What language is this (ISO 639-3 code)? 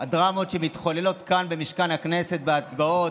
heb